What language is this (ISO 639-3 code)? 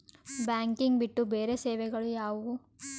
kan